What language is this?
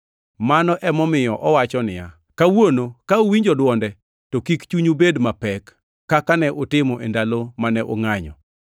Luo (Kenya and Tanzania)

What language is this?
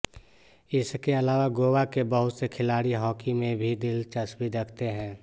Hindi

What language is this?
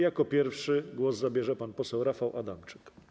Polish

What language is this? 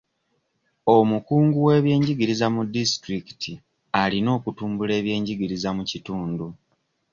Ganda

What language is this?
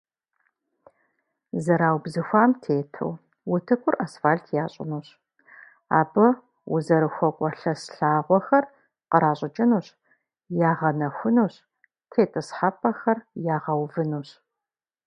Kabardian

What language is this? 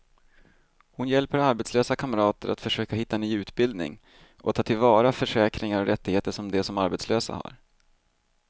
Swedish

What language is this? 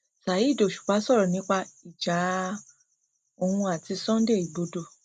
Yoruba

